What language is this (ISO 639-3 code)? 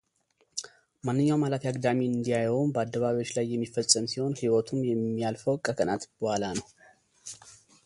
amh